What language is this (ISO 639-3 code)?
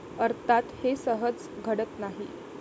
mar